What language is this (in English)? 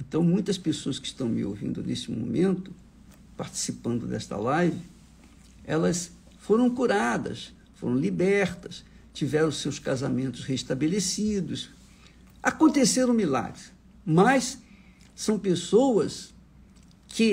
Portuguese